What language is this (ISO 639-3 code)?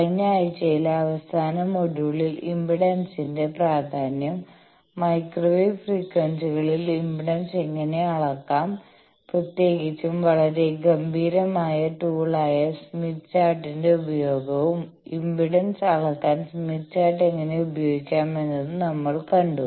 mal